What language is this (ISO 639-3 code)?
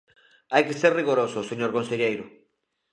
glg